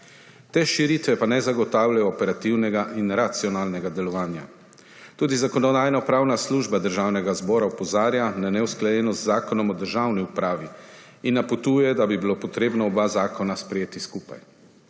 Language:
Slovenian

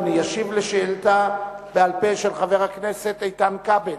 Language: Hebrew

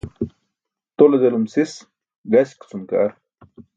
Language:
Burushaski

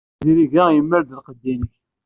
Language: Kabyle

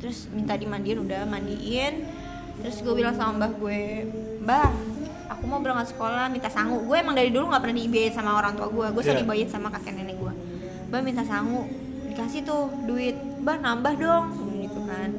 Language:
Indonesian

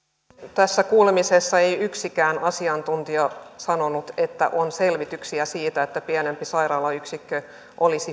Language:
Finnish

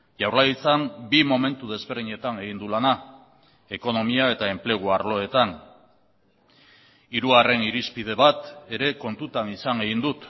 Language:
Basque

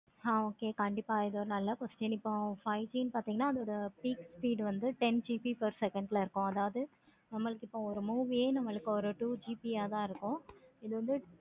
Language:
Tamil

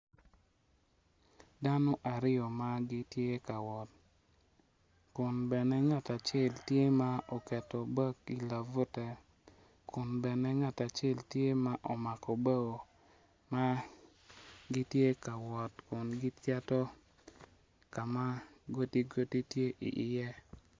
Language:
Acoli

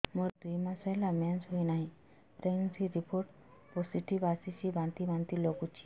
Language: Odia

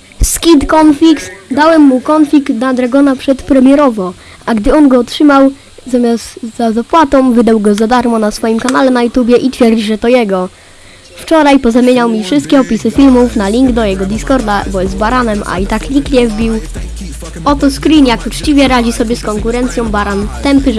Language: Polish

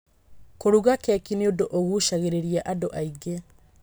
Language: Kikuyu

